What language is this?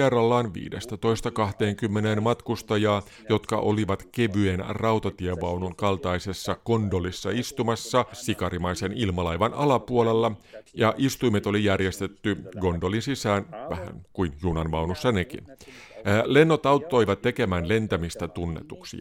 Finnish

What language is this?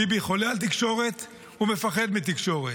Hebrew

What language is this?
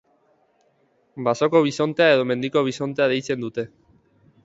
Basque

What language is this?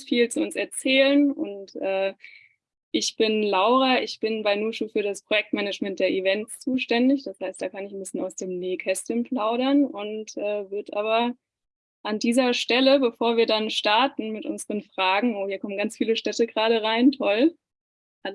German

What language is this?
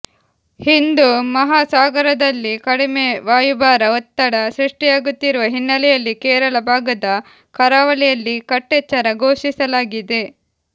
Kannada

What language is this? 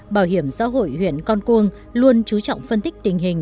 Vietnamese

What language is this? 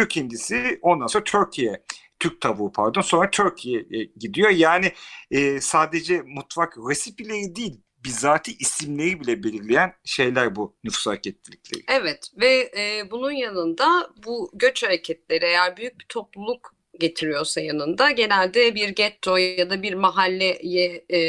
Turkish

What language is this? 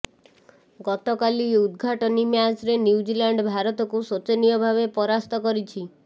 Odia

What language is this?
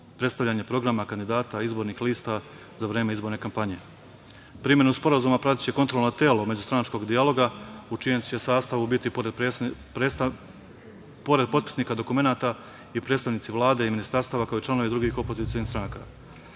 Serbian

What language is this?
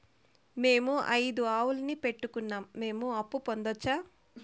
Telugu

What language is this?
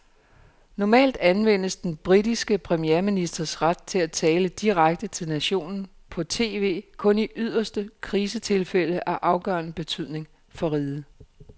Danish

